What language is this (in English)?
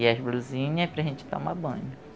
Portuguese